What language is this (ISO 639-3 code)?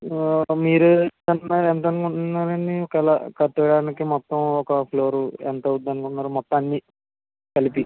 tel